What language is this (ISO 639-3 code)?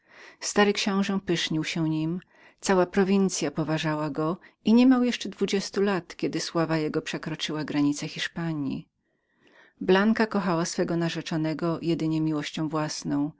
pol